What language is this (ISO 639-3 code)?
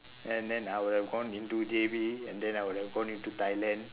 eng